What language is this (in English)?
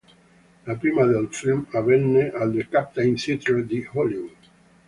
Italian